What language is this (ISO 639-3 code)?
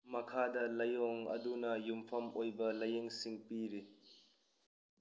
mni